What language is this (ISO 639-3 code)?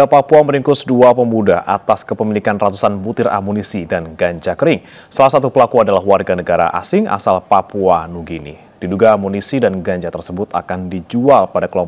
ind